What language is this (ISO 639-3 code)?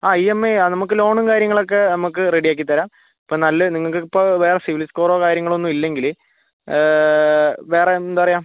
mal